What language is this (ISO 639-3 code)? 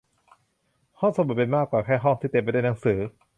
tha